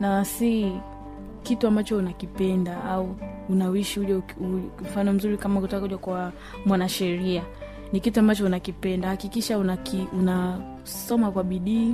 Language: Swahili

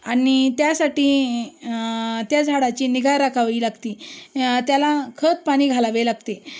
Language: Marathi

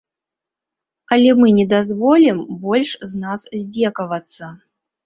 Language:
Belarusian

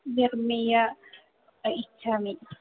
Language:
Sanskrit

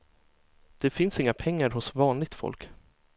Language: Swedish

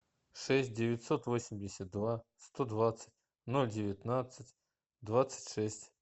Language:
Russian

